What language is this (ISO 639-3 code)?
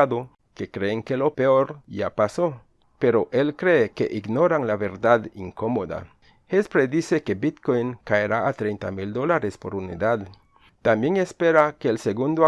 spa